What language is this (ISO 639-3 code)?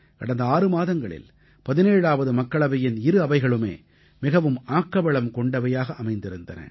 tam